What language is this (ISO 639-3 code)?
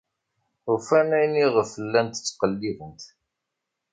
kab